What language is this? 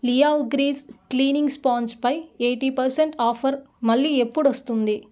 Telugu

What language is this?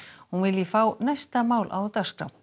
Icelandic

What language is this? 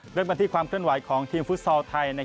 Thai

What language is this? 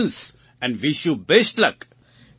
Gujarati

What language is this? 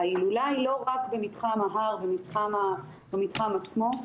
Hebrew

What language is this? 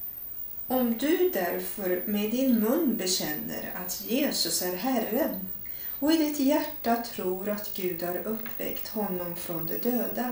Swedish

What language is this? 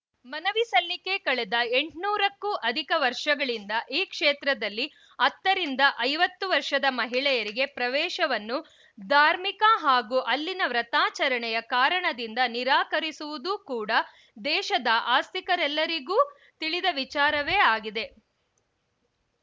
Kannada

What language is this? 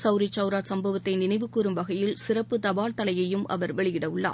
Tamil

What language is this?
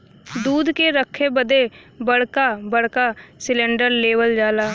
Bhojpuri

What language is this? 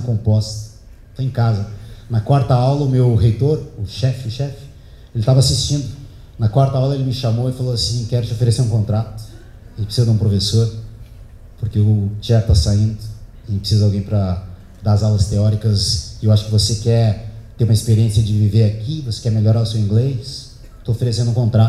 Portuguese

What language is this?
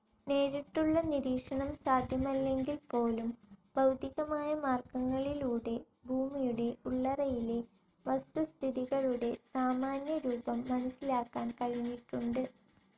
Malayalam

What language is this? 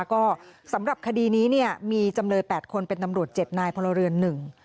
Thai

